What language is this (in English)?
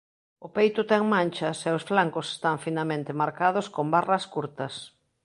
Galician